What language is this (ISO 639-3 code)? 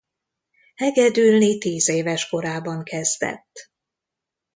hun